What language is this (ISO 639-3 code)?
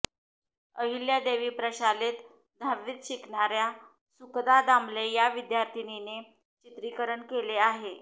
mar